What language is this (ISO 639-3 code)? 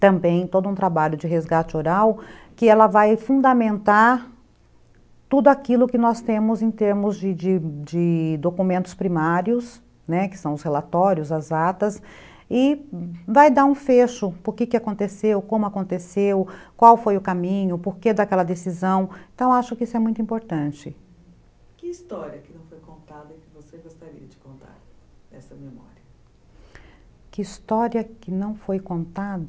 por